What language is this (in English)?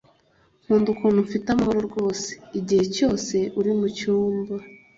Kinyarwanda